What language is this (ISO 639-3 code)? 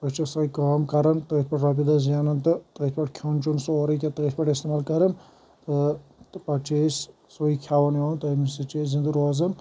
kas